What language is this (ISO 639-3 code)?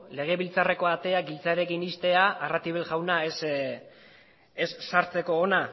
eus